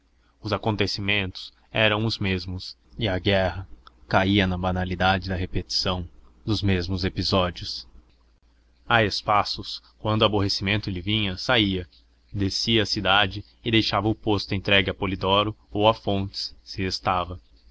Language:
Portuguese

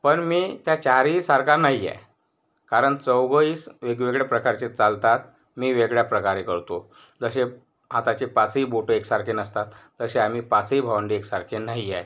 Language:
Marathi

